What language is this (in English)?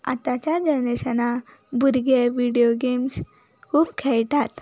Konkani